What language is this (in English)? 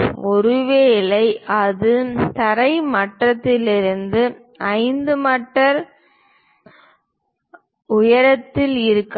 Tamil